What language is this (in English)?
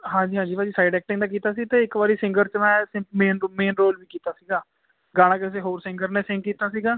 Punjabi